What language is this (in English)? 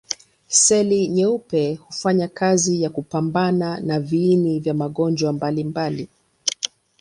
Swahili